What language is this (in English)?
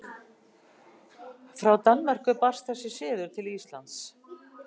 Icelandic